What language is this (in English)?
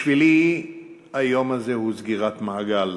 Hebrew